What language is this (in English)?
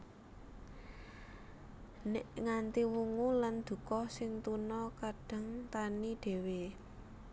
Javanese